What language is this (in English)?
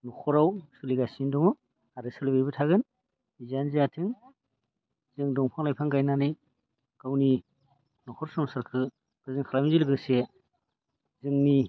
Bodo